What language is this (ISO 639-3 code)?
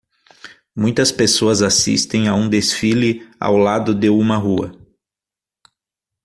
por